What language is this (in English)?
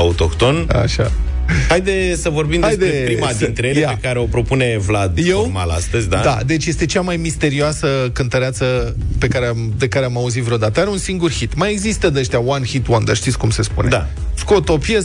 Romanian